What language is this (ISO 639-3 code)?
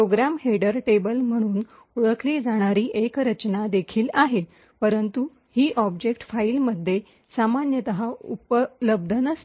mar